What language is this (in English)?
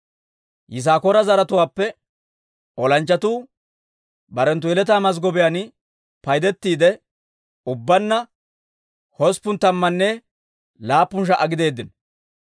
Dawro